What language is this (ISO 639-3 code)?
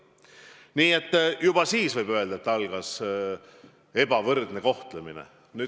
est